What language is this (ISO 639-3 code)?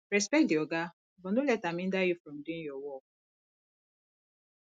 pcm